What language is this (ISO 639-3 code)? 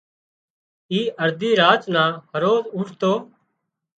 kxp